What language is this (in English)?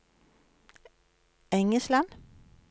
Norwegian